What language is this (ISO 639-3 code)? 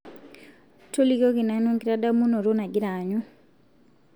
mas